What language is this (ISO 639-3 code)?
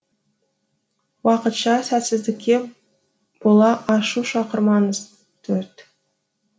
kaz